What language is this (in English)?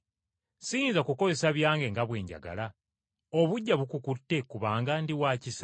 Ganda